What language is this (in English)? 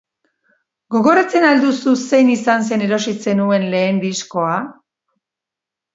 Basque